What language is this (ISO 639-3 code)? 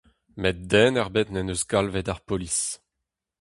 bre